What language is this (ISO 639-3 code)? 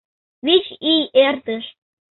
chm